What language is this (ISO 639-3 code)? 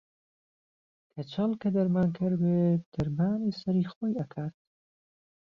ckb